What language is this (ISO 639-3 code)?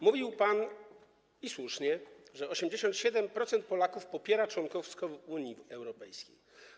pol